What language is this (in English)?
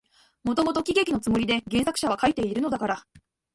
Japanese